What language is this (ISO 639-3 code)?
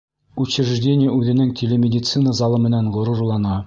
bak